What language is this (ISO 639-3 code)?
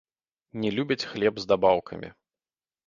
bel